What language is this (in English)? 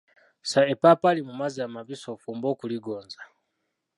Ganda